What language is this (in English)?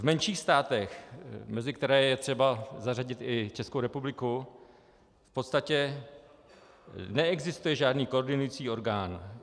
Czech